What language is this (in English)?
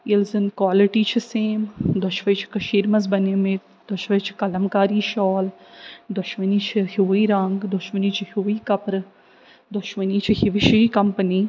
Kashmiri